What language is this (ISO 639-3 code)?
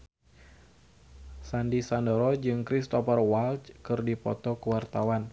sun